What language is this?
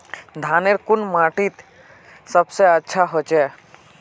Magahi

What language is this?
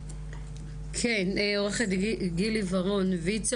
Hebrew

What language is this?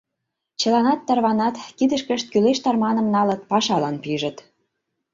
Mari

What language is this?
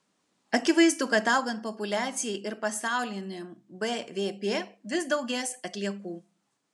Lithuanian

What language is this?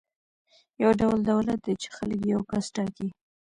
Pashto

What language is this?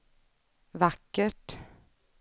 Swedish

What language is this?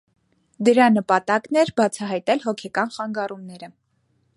Armenian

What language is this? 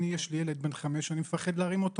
Hebrew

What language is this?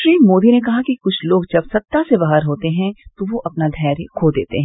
Hindi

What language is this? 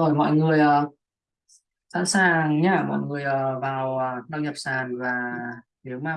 Vietnamese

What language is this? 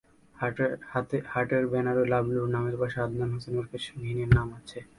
Bangla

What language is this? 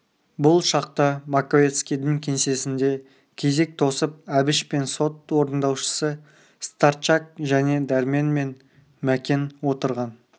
Kazakh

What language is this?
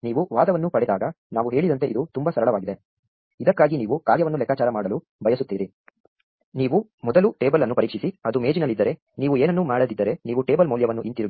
Kannada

